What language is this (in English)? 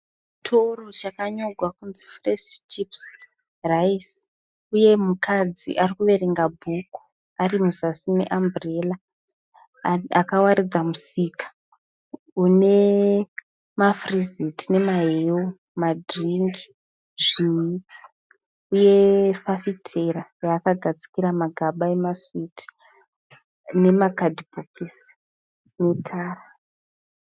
Shona